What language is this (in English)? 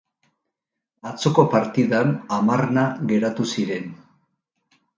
Basque